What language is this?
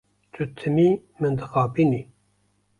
Kurdish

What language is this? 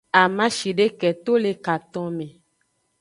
Aja (Benin)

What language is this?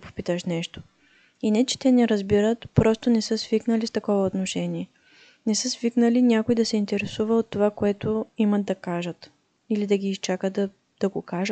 Bulgarian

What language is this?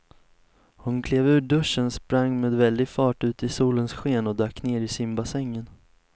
Swedish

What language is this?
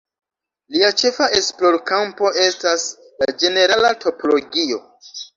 Esperanto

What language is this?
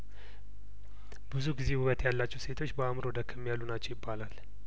Amharic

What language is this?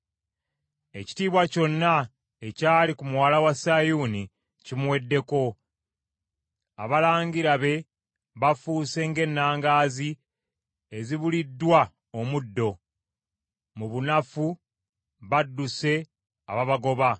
Ganda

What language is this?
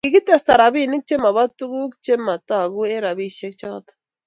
Kalenjin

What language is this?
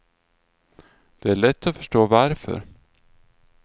Swedish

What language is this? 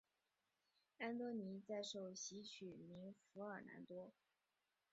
Chinese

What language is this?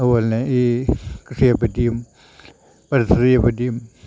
Malayalam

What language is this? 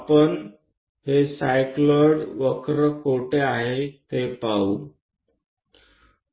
Gujarati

